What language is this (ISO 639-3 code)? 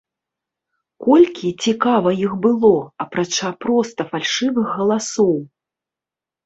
bel